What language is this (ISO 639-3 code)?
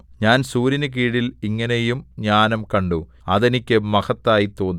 mal